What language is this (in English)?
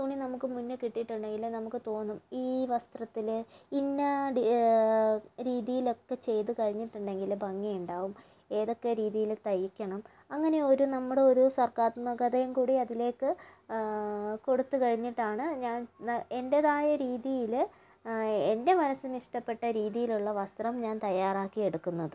Malayalam